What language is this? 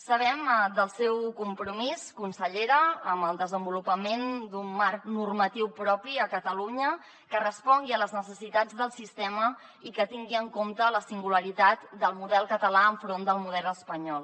Catalan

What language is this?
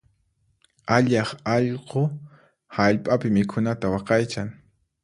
Puno Quechua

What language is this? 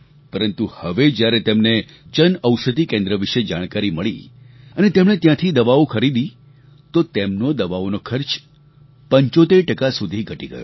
Gujarati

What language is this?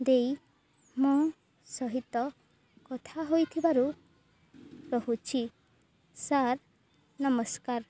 Odia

